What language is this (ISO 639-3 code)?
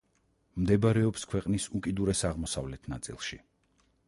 kat